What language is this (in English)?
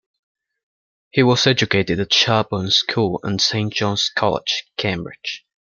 English